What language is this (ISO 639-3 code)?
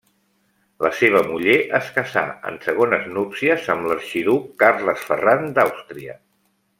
cat